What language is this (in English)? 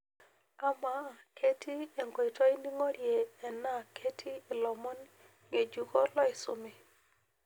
Masai